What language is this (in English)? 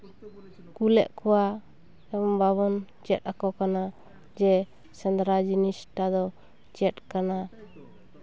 Santali